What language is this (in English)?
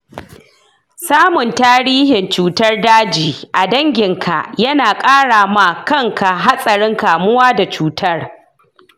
Hausa